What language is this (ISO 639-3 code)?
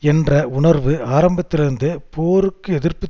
tam